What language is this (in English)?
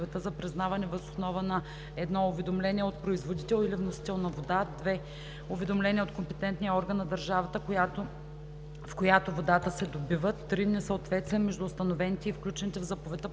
Bulgarian